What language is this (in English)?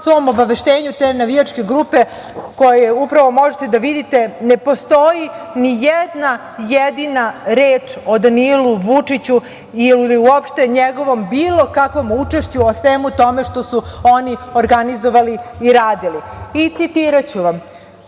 Serbian